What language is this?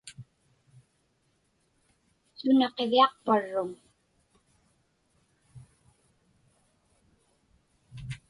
Inupiaq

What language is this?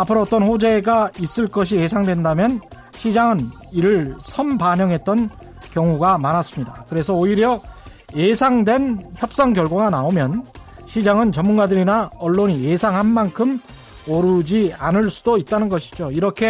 Korean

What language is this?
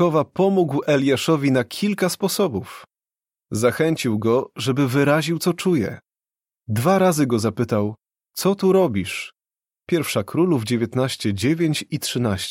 Polish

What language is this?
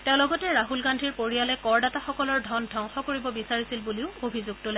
Assamese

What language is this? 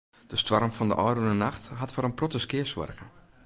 Western Frisian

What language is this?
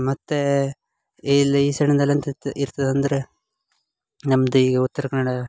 Kannada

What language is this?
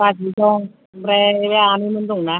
Bodo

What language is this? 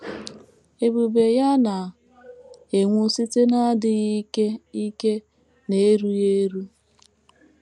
Igbo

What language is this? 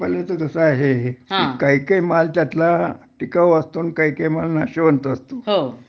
Marathi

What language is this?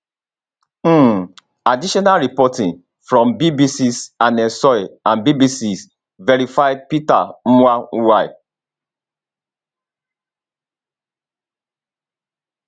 Nigerian Pidgin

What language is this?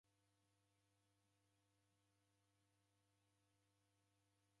Taita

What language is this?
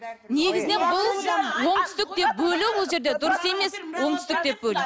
Kazakh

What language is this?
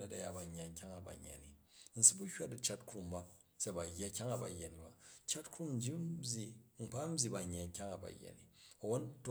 Jju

